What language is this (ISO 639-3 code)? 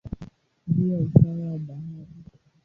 swa